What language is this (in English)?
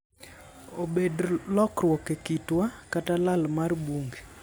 Luo (Kenya and Tanzania)